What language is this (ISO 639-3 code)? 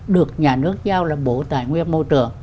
vie